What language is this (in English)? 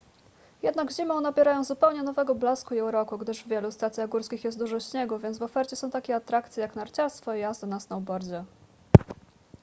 Polish